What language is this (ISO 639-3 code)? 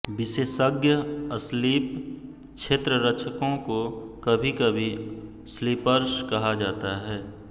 hin